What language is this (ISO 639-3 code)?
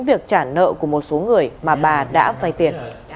vie